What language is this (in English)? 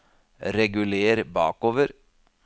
Norwegian